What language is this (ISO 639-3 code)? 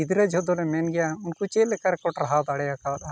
sat